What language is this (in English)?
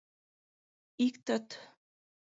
Mari